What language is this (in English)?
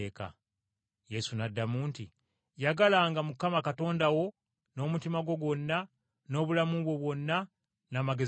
Ganda